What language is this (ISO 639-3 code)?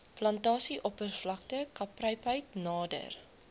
afr